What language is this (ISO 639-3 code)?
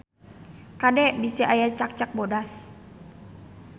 sun